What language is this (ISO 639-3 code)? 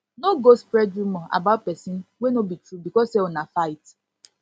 pcm